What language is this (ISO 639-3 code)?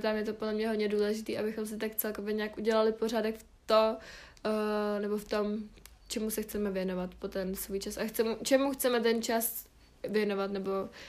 ces